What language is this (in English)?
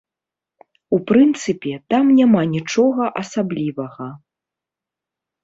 Belarusian